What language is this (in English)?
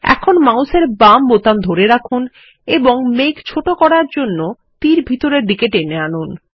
Bangla